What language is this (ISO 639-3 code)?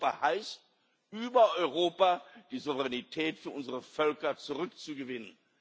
deu